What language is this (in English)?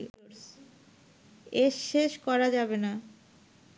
Bangla